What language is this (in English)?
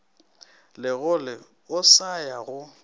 Northern Sotho